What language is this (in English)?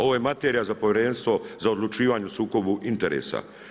Croatian